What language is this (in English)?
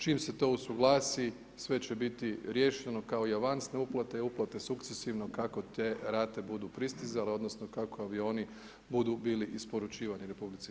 Croatian